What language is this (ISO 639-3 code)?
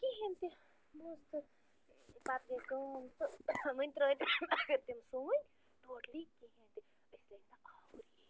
kas